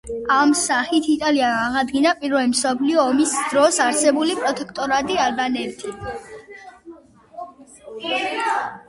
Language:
Georgian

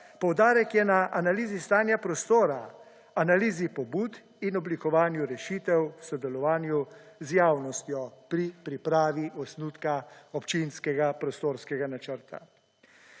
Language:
Slovenian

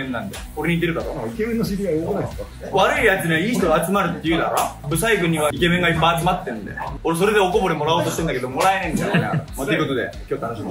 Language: Japanese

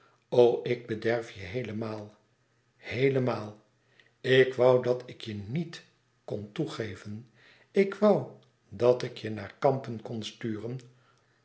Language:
Dutch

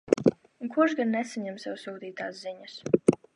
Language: Latvian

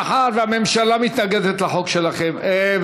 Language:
Hebrew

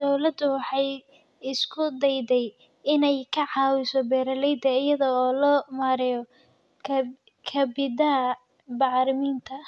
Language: Somali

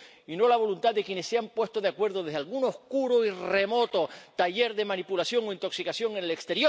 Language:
Spanish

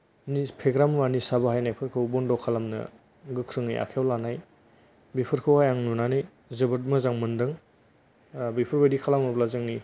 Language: Bodo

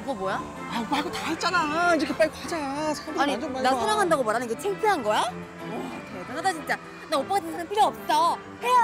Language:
Korean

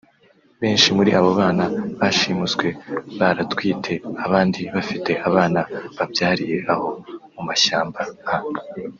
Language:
Kinyarwanda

